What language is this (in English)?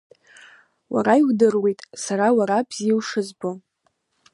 Abkhazian